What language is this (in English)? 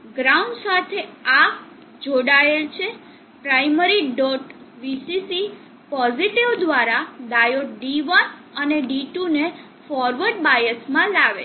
Gujarati